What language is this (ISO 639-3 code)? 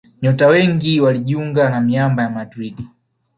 swa